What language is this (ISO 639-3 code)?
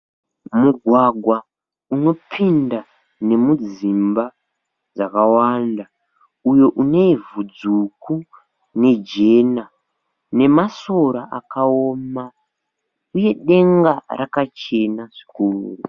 sna